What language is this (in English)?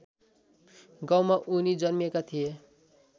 Nepali